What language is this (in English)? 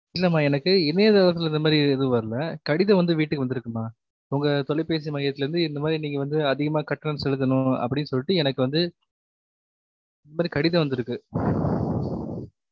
Tamil